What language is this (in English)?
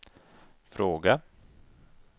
Swedish